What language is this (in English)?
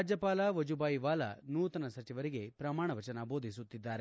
Kannada